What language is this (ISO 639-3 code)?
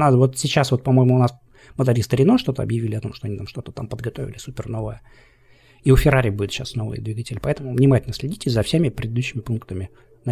rus